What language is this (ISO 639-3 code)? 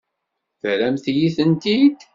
kab